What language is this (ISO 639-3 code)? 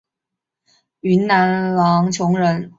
zho